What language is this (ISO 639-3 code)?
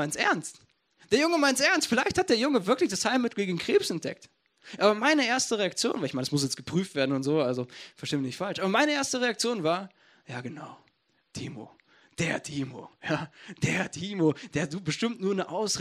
deu